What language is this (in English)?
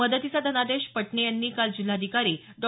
Marathi